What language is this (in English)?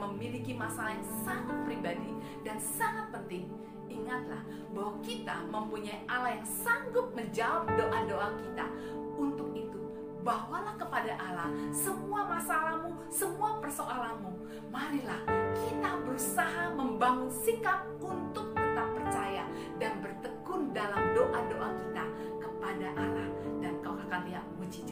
Indonesian